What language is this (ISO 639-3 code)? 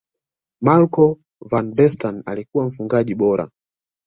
swa